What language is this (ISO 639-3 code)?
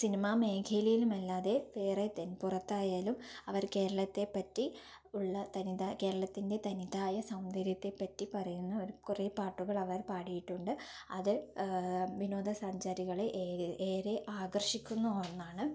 mal